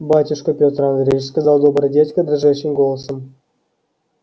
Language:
Russian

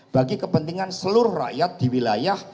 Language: Indonesian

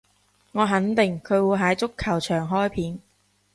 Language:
Cantonese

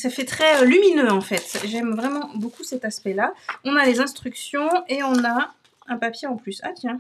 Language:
French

